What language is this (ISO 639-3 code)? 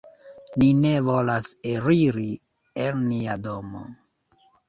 epo